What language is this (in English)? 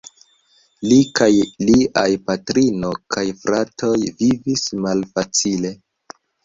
Esperanto